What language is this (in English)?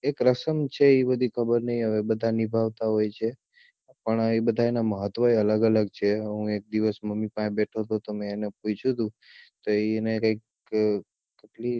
Gujarati